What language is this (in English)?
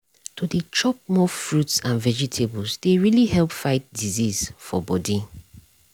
Nigerian Pidgin